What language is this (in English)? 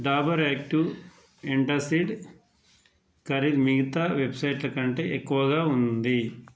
Telugu